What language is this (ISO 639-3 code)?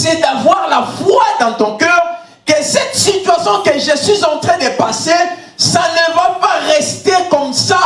fra